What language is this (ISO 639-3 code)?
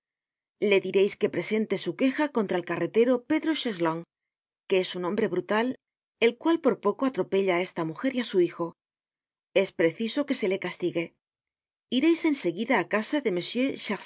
spa